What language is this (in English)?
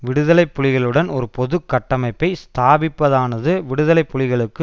Tamil